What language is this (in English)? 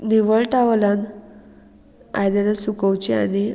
Konkani